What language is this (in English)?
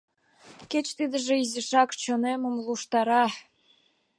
Mari